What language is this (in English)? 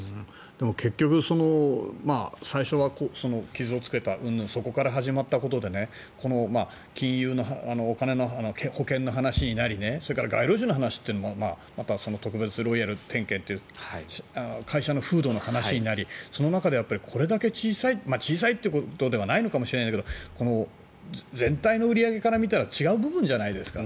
Japanese